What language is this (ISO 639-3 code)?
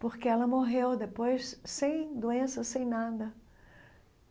por